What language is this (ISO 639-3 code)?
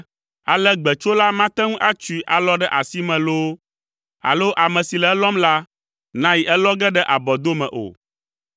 ewe